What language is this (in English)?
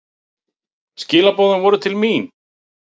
Icelandic